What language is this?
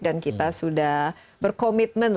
Indonesian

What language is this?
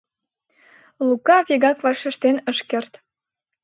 Mari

